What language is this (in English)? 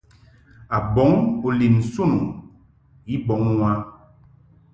Mungaka